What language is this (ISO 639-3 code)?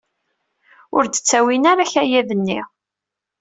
kab